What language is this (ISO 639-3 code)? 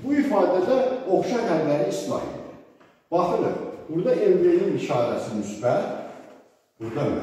tur